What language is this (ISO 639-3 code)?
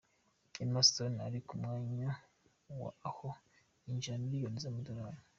kin